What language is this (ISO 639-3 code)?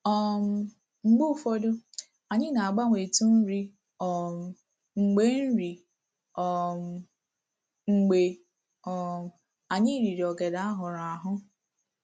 ibo